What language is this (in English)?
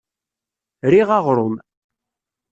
Kabyle